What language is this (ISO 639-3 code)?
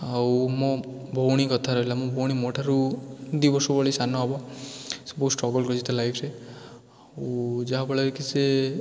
ori